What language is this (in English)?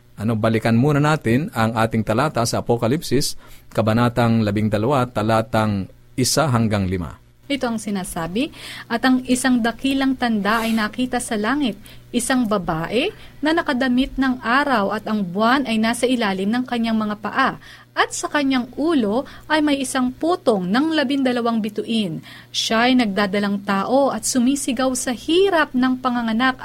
Filipino